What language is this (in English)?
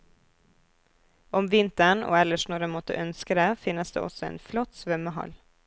Norwegian